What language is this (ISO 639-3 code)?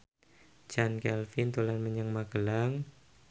jav